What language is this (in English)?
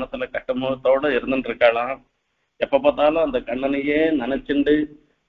Tamil